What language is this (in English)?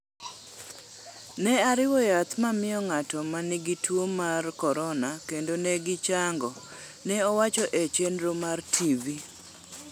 Luo (Kenya and Tanzania)